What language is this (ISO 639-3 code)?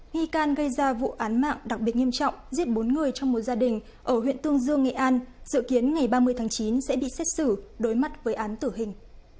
vie